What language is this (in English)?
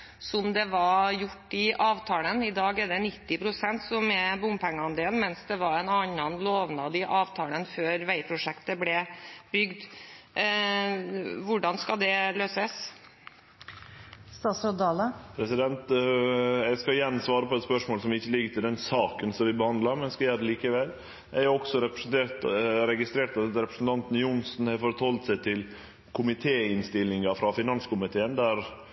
Norwegian